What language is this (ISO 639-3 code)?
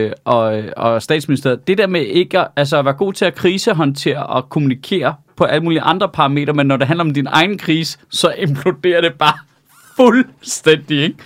dan